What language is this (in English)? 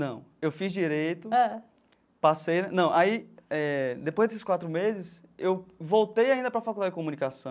Portuguese